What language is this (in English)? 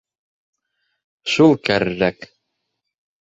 Bashkir